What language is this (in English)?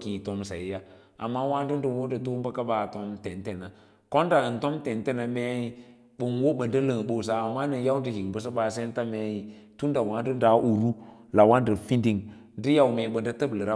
Lala-Roba